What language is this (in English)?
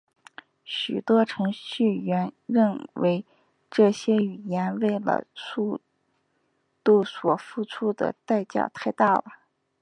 Chinese